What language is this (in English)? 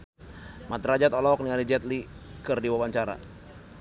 Sundanese